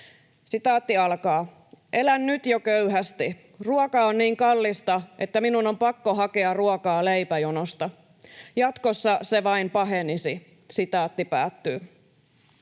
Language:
Finnish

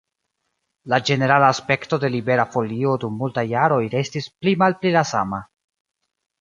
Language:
Esperanto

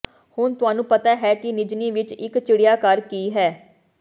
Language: Punjabi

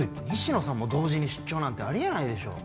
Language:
Japanese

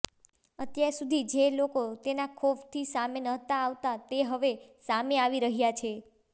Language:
Gujarati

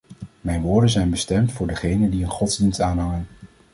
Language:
Dutch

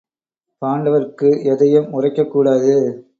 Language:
Tamil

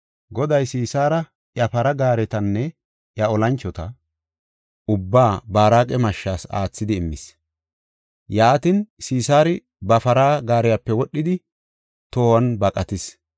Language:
Gofa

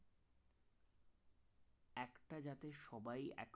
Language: Bangla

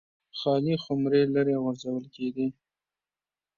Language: Pashto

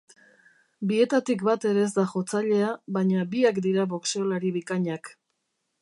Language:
Basque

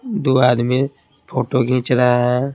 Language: Hindi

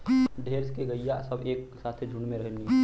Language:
Bhojpuri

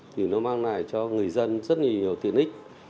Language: Vietnamese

